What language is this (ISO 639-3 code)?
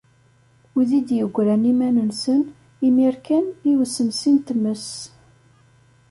kab